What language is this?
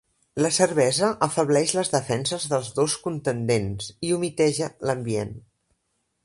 Catalan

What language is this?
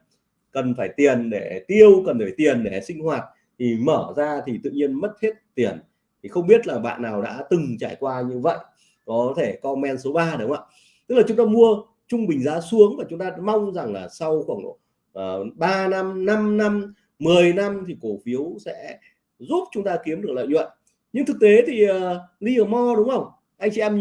Vietnamese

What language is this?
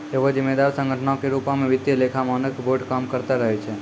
Maithili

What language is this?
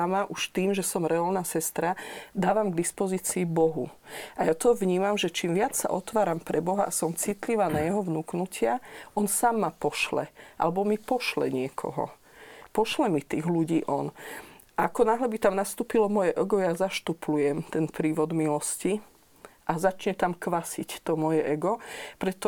Slovak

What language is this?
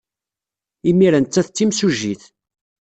Kabyle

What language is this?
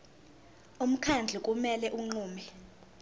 Zulu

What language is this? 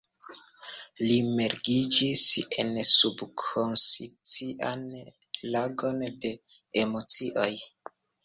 Esperanto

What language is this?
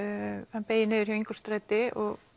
Icelandic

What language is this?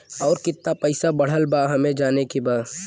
Bhojpuri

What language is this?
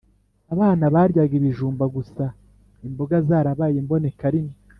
Kinyarwanda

